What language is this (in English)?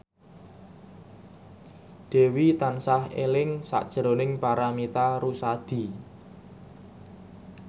Javanese